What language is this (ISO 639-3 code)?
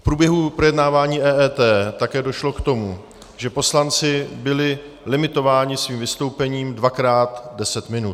ces